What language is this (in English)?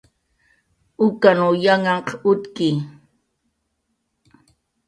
Jaqaru